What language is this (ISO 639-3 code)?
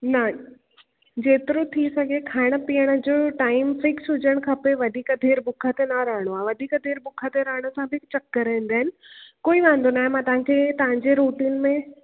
snd